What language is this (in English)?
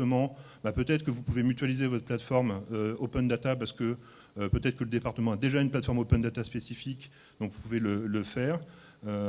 French